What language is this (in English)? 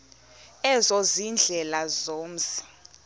Xhosa